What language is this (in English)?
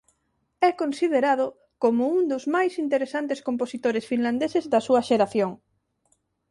Galician